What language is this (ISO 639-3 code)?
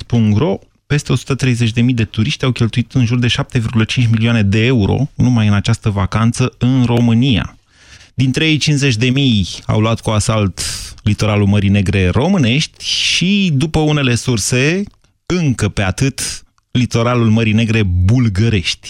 ron